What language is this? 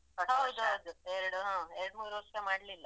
Kannada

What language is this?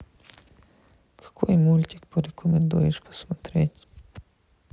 Russian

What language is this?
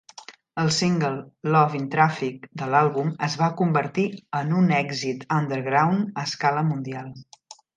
Catalan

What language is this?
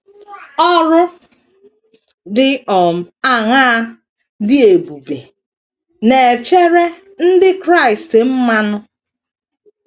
Igbo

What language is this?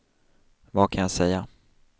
Swedish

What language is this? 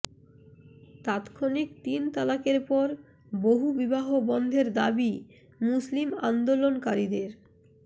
Bangla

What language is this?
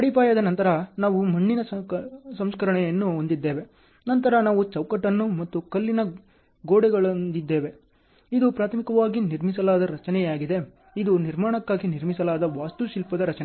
Kannada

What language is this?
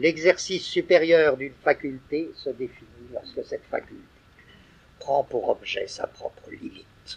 French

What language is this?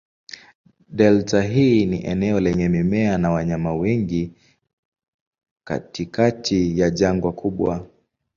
Swahili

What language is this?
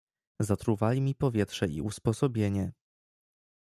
Polish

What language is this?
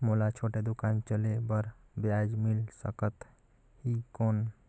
Chhattisgarhi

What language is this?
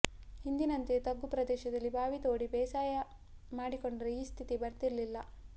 Kannada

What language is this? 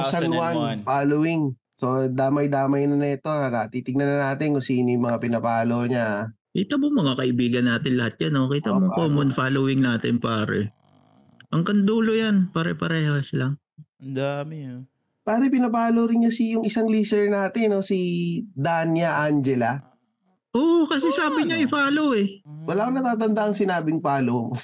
Filipino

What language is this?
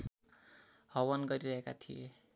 Nepali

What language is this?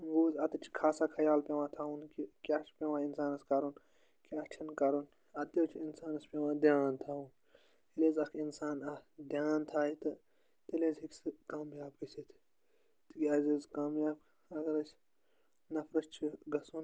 Kashmiri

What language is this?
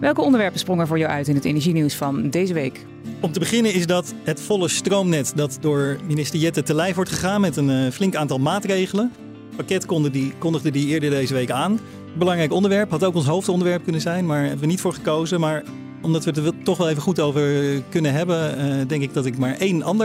Dutch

